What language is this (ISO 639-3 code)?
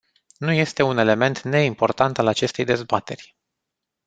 ron